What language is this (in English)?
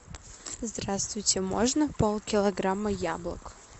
Russian